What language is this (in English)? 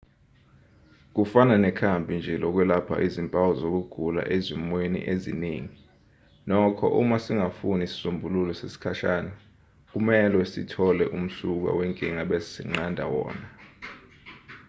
Zulu